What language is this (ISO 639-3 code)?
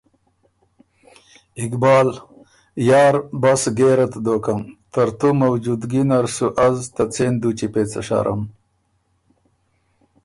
oru